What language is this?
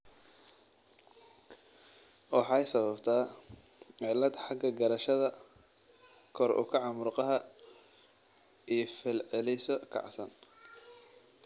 Somali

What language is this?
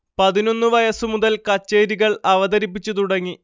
Malayalam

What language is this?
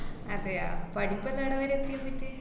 Malayalam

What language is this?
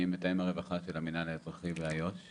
Hebrew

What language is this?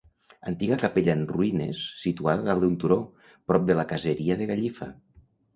Catalan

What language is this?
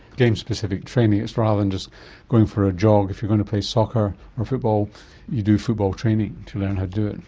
English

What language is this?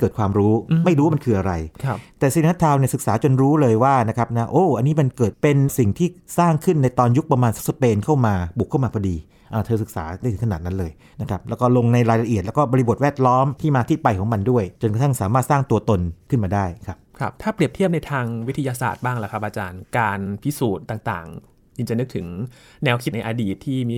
Thai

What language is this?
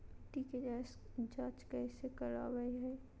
Magahi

